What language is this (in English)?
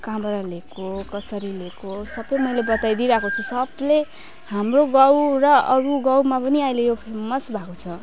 Nepali